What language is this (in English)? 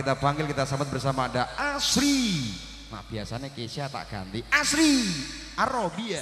Indonesian